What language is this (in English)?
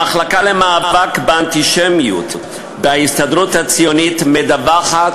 Hebrew